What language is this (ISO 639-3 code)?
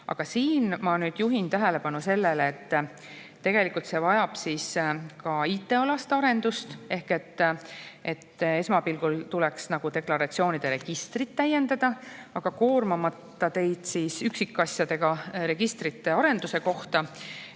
est